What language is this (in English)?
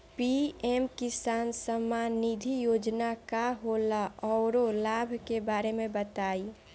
Bhojpuri